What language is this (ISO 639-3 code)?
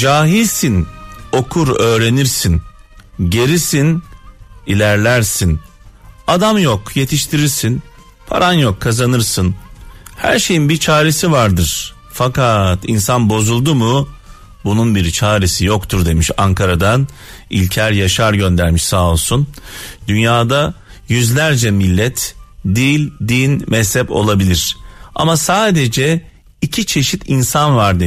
tur